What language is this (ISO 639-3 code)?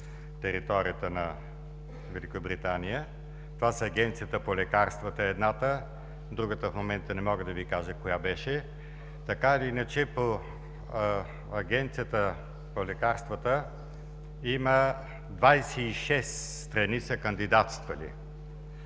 bul